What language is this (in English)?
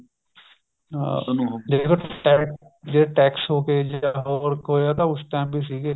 Punjabi